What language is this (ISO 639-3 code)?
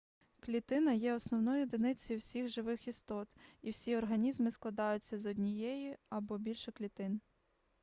ukr